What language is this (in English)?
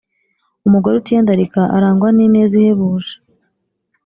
Kinyarwanda